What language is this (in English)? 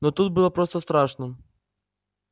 Russian